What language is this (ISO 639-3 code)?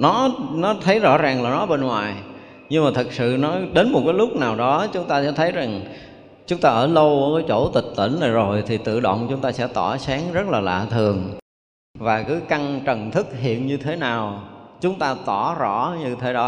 vie